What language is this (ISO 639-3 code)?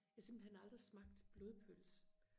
dan